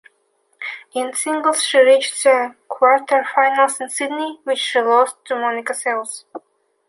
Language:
English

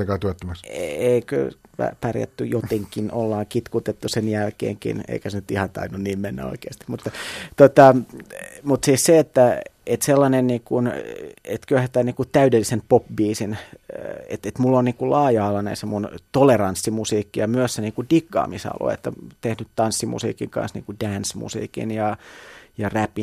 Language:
Finnish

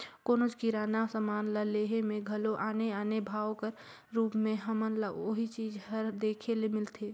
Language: Chhattisgarhi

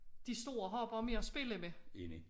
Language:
Danish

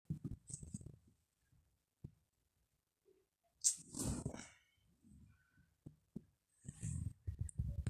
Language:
Masai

